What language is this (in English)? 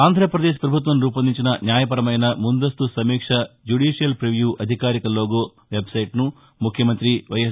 Telugu